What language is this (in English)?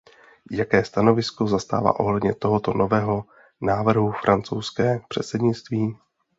Czech